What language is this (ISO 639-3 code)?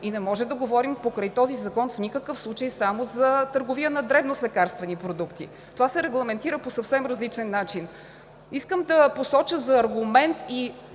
bul